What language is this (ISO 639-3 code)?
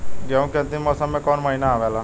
bho